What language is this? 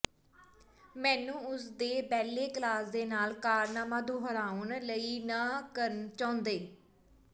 Punjabi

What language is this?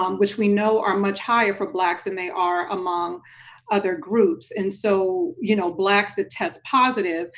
English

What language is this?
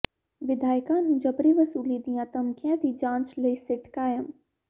Punjabi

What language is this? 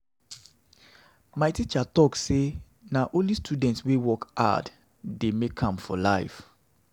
Nigerian Pidgin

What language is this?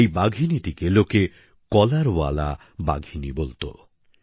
Bangla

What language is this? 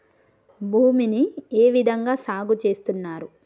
Telugu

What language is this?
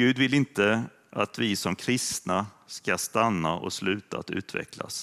Swedish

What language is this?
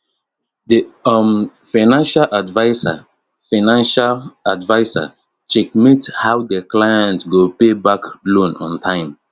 Nigerian Pidgin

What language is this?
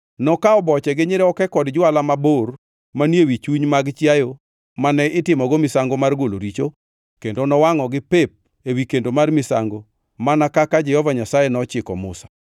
Luo (Kenya and Tanzania)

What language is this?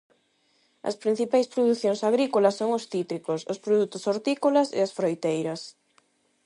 Galician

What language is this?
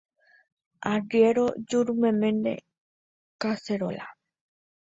Guarani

